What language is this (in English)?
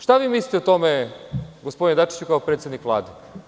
Serbian